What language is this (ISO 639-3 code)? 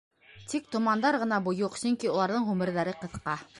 bak